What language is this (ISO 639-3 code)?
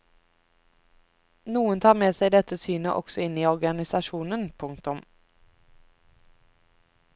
nor